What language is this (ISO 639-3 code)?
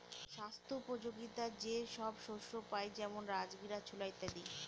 ben